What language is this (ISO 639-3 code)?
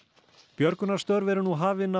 isl